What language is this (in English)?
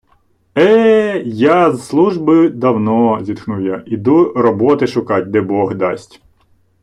Ukrainian